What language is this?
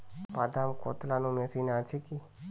Bangla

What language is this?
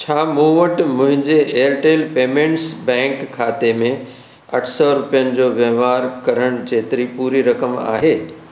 Sindhi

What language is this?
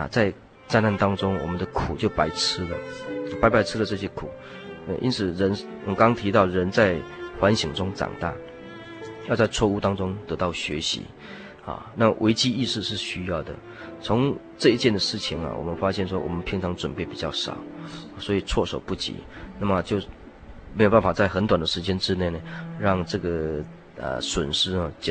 Chinese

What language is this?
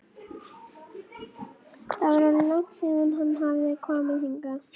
Icelandic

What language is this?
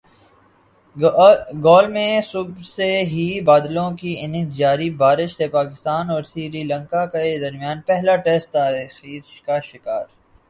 Urdu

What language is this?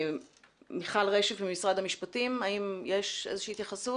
Hebrew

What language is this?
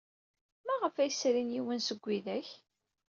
Kabyle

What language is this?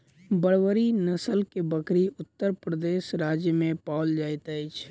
Maithili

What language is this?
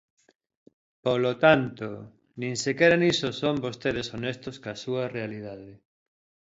Galician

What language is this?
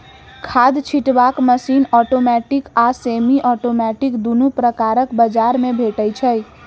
Maithili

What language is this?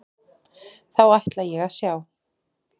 Icelandic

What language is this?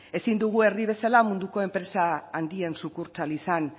Basque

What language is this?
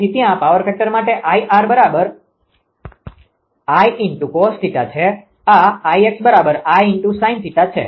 Gujarati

